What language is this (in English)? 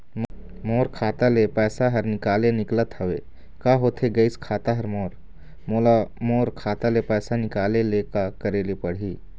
Chhattisgarhi